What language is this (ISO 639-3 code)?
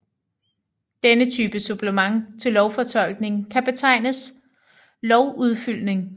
dan